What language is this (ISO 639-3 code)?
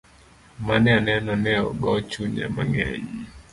luo